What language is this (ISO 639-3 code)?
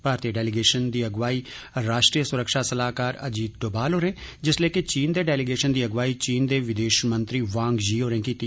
doi